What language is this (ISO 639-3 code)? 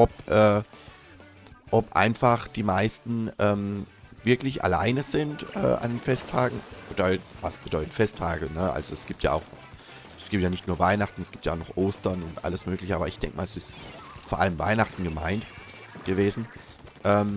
deu